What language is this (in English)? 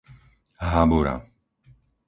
Slovak